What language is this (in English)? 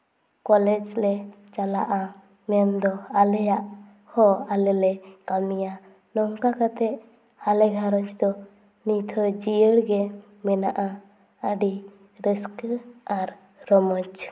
Santali